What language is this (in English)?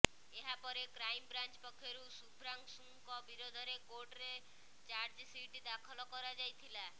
Odia